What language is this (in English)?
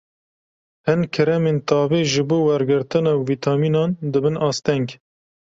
Kurdish